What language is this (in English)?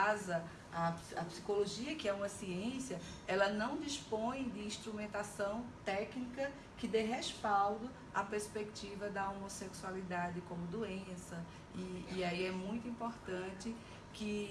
Portuguese